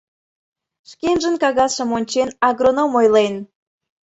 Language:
Mari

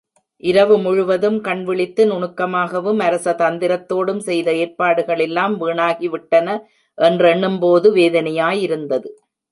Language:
Tamil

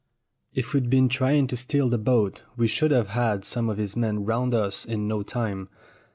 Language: English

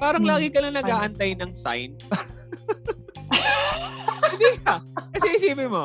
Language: Filipino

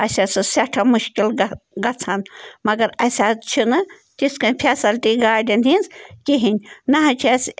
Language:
Kashmiri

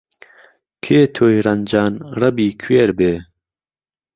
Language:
Central Kurdish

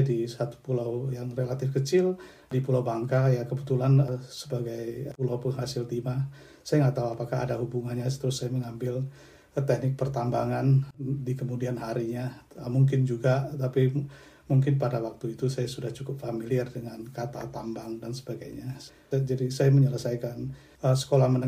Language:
Indonesian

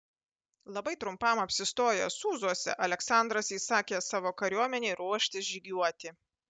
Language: Lithuanian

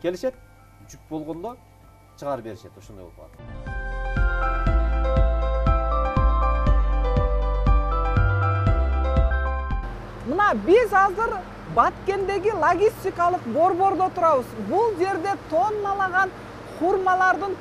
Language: Turkish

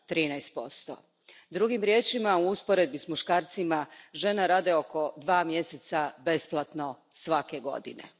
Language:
Croatian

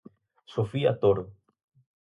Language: Galician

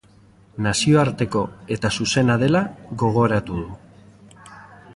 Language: Basque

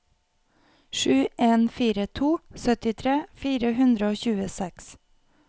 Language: Norwegian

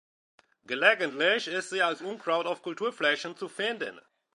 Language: German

